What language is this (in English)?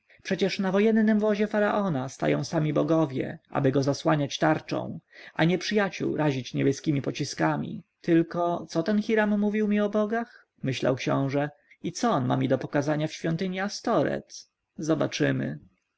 Polish